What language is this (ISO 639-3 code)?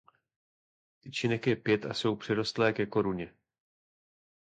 ces